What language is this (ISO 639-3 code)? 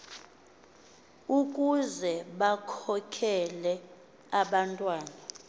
xho